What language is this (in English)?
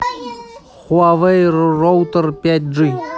Russian